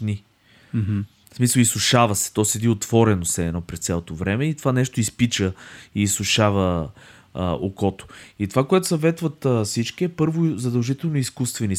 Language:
Bulgarian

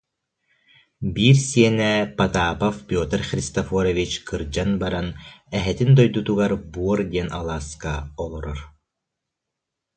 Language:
Yakut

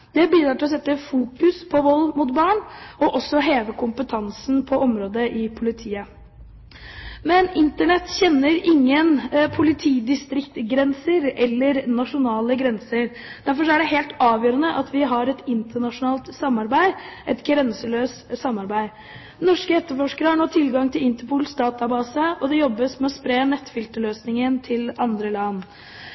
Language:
Norwegian Bokmål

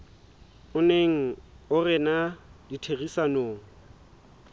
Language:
Southern Sotho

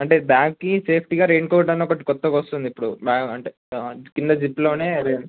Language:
Telugu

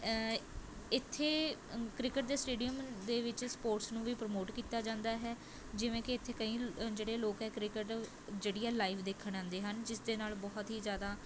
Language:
Punjabi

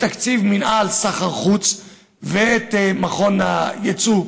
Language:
Hebrew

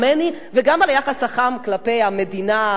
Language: Hebrew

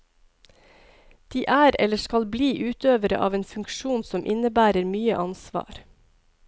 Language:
Norwegian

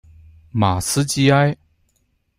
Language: Chinese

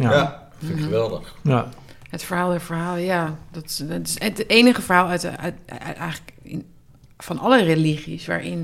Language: Dutch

